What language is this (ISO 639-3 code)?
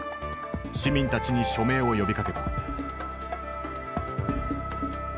jpn